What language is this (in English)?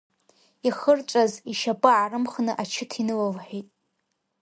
Abkhazian